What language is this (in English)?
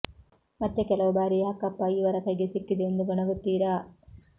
Kannada